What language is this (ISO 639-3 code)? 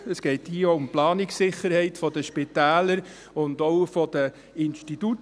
gsw